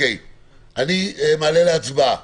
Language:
Hebrew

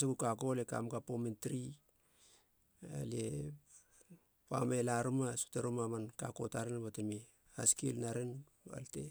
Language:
Halia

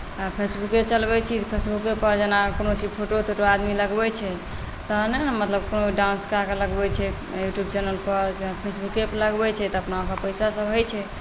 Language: Maithili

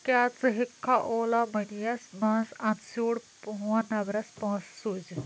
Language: Kashmiri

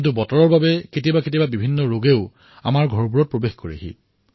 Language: Assamese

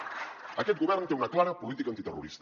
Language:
Catalan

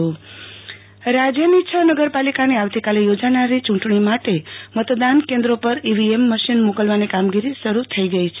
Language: Gujarati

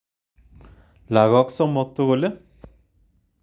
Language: Kalenjin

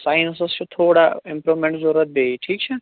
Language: Kashmiri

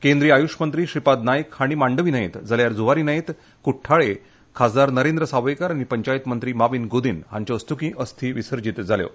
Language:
Konkani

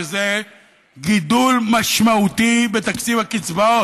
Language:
Hebrew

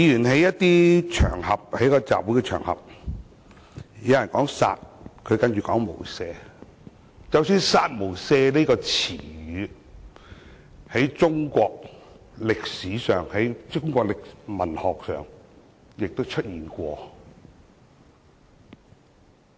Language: Cantonese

